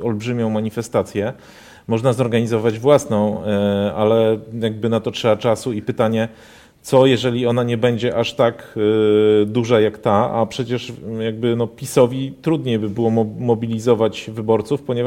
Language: Polish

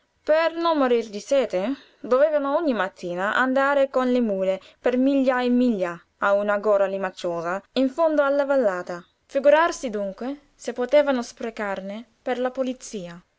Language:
Italian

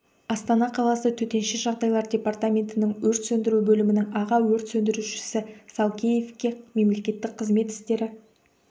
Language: Kazakh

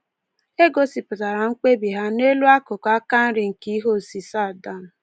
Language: Igbo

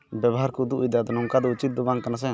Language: Santali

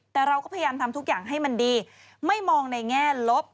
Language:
Thai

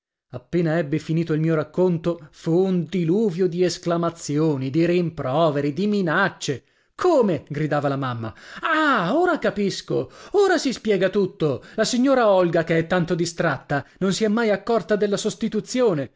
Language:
Italian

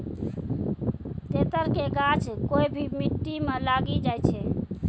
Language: Maithili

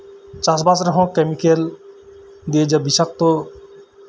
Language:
Santali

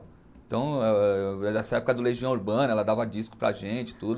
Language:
Portuguese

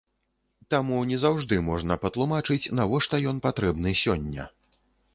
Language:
Belarusian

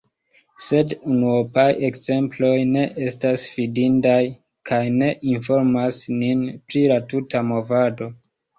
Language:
Esperanto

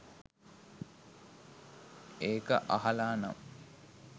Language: Sinhala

